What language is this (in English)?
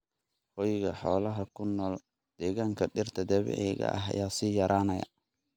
Somali